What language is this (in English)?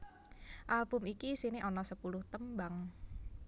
Javanese